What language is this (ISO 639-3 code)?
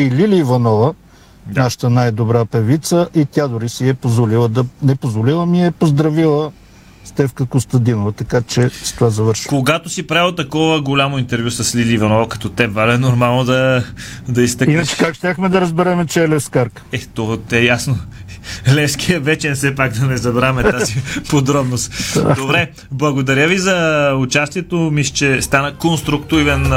bul